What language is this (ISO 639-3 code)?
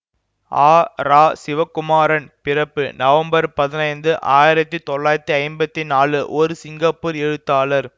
tam